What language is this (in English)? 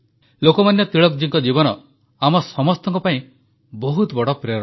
Odia